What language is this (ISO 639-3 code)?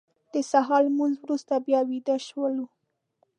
pus